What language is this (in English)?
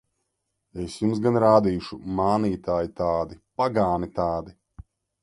Latvian